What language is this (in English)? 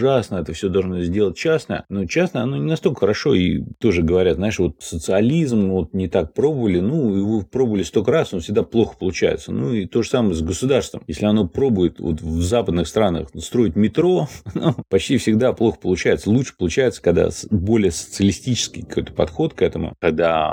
Russian